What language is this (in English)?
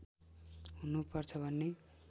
Nepali